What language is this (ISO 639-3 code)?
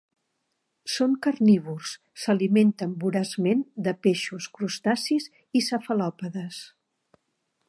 cat